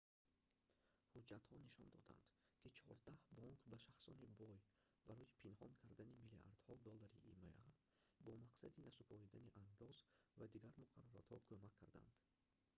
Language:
Tajik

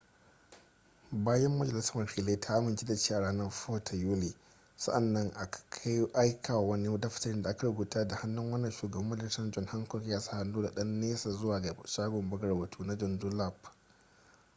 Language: Hausa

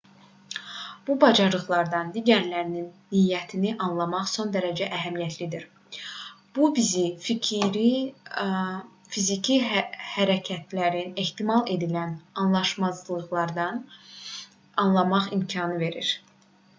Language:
Azerbaijani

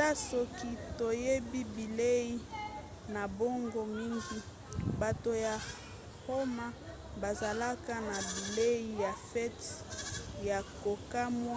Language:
Lingala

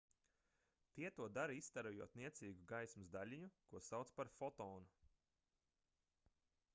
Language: Latvian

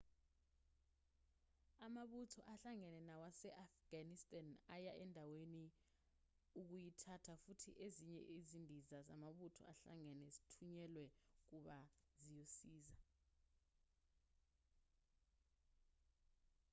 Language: Zulu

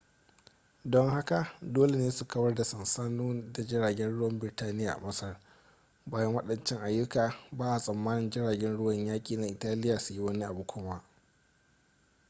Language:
Hausa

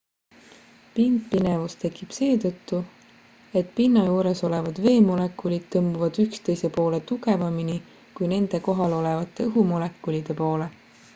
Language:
Estonian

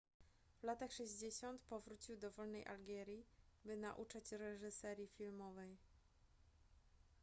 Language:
Polish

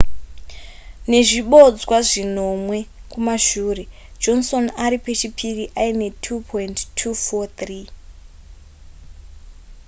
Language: Shona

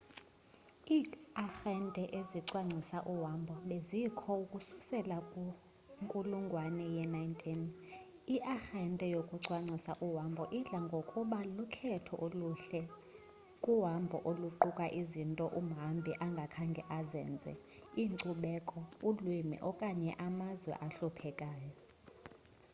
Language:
Xhosa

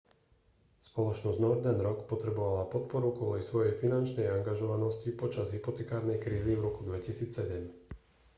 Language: Slovak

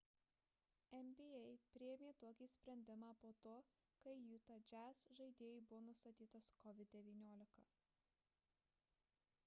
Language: Lithuanian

